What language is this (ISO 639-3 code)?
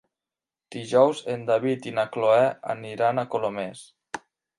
cat